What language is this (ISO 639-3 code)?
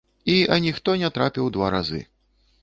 bel